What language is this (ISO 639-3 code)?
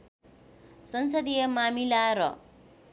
nep